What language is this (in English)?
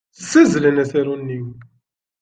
Kabyle